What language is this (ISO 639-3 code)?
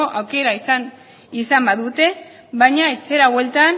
eus